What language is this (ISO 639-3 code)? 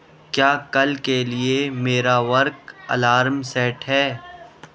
urd